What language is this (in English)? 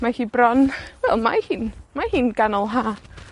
Welsh